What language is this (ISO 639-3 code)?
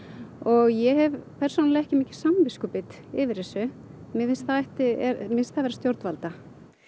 isl